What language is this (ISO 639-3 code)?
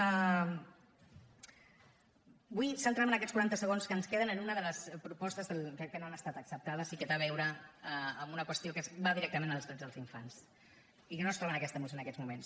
cat